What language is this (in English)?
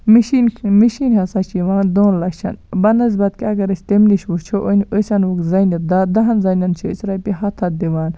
Kashmiri